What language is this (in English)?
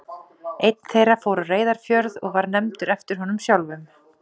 Icelandic